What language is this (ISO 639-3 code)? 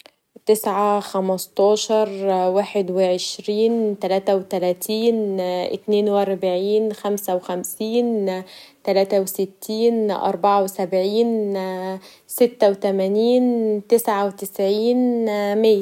arz